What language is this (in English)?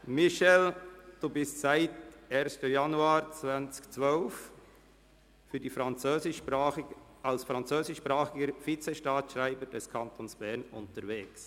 Swiss German